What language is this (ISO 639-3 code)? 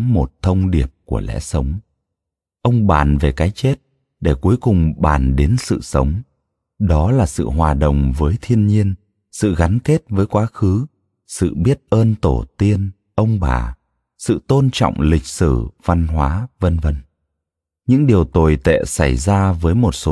vie